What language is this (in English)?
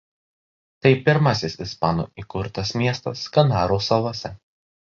Lithuanian